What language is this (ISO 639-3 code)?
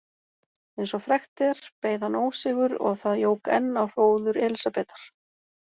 isl